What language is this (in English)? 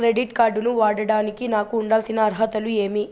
Telugu